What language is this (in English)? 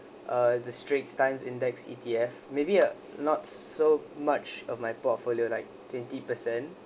English